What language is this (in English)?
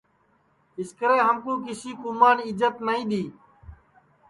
Sansi